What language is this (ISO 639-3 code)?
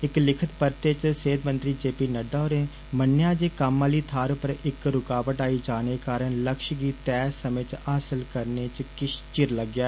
doi